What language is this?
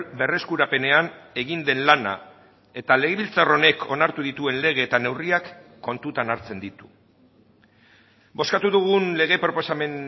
Basque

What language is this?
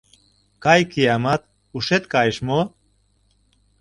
Mari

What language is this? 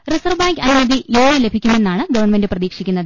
Malayalam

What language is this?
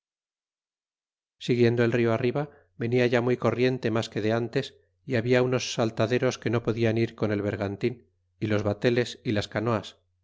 Spanish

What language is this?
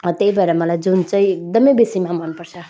Nepali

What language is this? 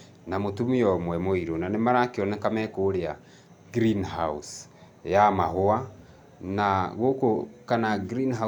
Kikuyu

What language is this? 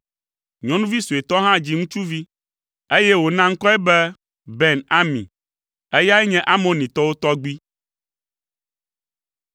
Ewe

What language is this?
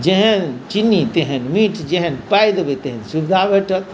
Maithili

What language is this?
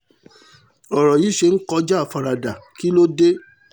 Yoruba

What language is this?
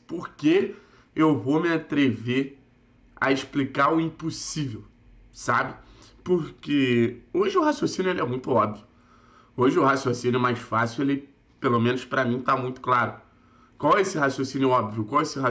Portuguese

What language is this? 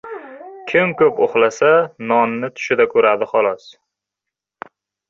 Uzbek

